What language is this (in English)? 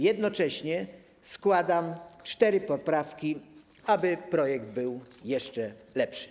Polish